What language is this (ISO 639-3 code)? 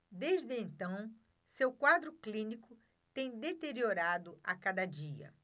por